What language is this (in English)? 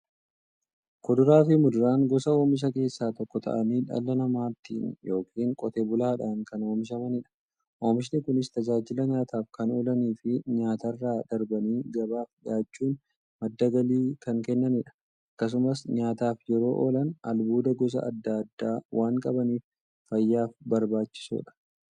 Oromo